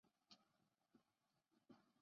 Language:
Chinese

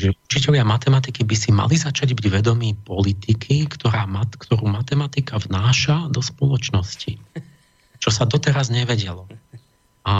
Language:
Slovak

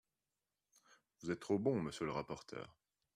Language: French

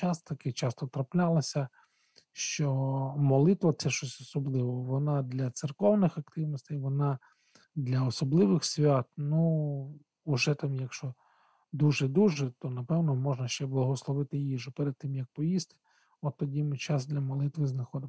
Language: Ukrainian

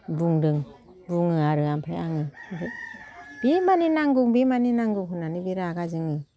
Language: Bodo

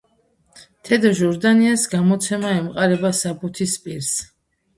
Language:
Georgian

